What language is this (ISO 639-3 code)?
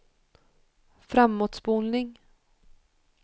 swe